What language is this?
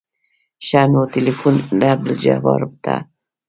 Pashto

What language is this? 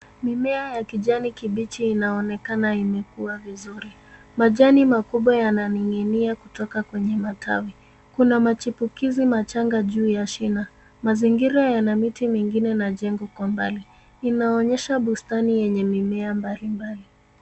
Swahili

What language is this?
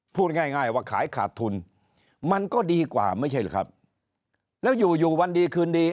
Thai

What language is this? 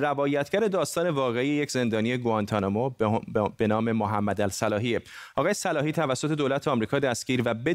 Persian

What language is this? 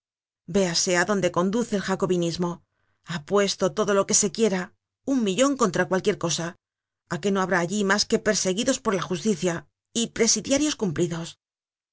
Spanish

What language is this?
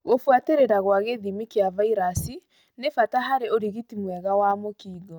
Kikuyu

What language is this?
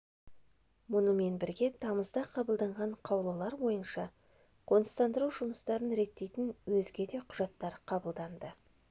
Kazakh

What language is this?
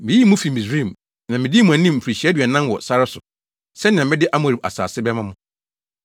Akan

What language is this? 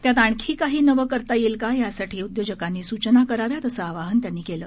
Marathi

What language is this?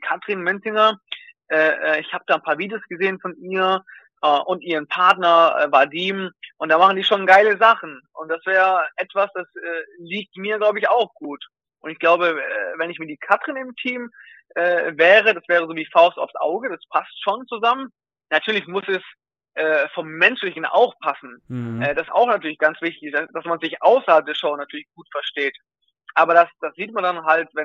German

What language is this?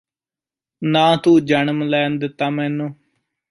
Punjabi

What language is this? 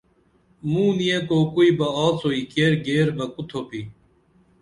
Dameli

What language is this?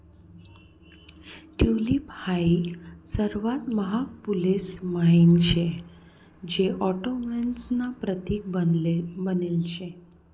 Marathi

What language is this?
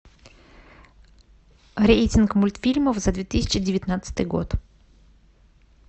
Russian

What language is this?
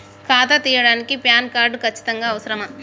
Telugu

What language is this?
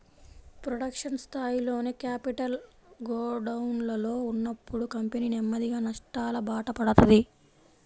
Telugu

